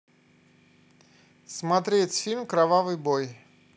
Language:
Russian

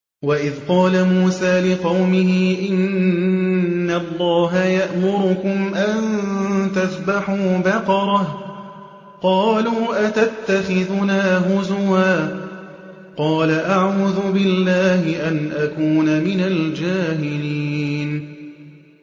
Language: Arabic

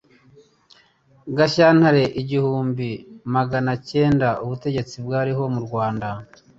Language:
Kinyarwanda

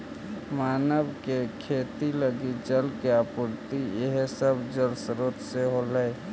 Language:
Magahi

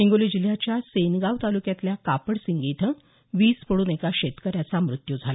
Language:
Marathi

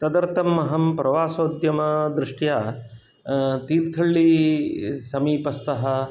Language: Sanskrit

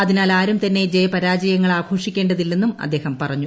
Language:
Malayalam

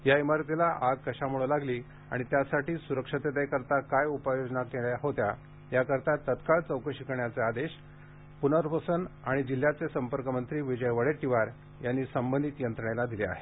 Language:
Marathi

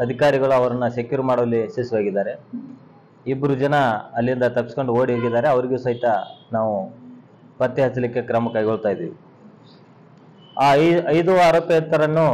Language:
Romanian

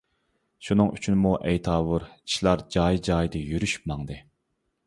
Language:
Uyghur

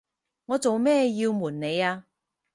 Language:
Cantonese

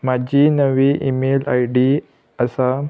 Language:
Konkani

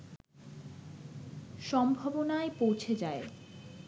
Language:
Bangla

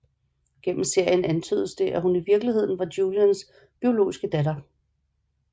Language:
Danish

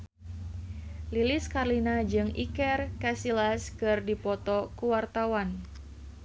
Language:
Sundanese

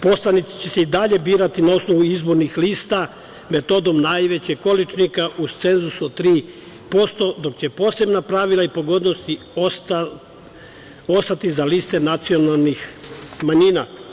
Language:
Serbian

